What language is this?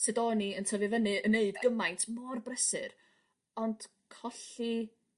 Welsh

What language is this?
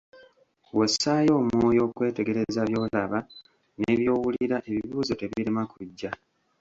Ganda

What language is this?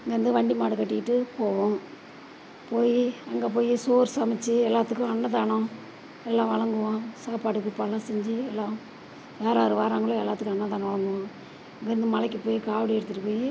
Tamil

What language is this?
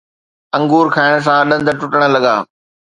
Sindhi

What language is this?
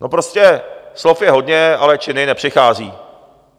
Czech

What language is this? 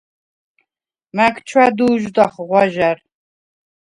Svan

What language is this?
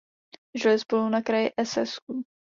Czech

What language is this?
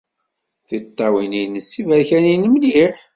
Kabyle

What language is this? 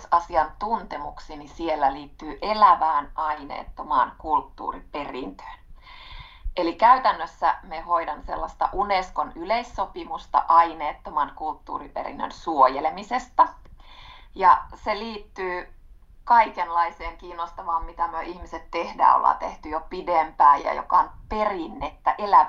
Finnish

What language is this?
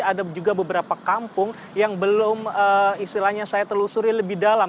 Indonesian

